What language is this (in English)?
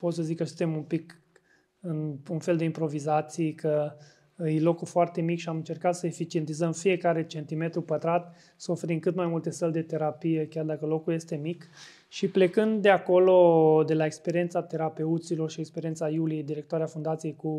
Romanian